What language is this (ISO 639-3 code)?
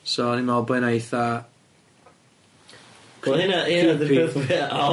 cym